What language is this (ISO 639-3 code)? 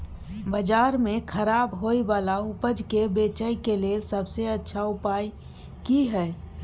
mai